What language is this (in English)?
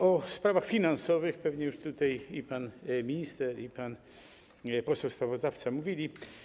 Polish